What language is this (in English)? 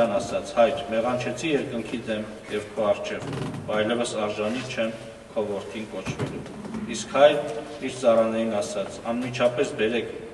Romanian